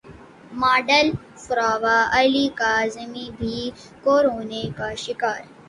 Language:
Urdu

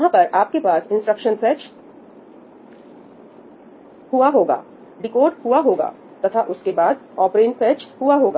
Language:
Hindi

